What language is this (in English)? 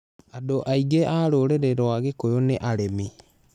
Kikuyu